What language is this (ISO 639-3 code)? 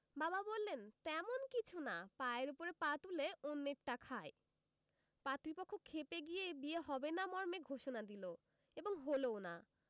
ben